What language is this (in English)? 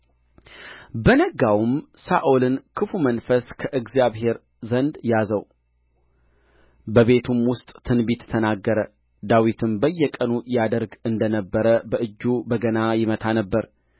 Amharic